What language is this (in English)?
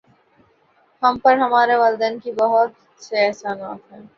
Urdu